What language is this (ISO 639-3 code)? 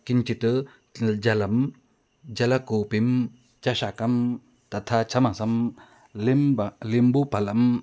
san